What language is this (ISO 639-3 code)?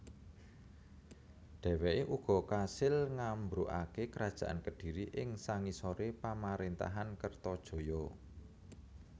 jav